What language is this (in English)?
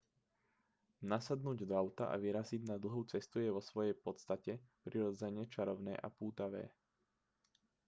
Slovak